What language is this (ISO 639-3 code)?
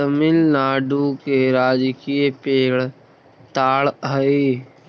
mag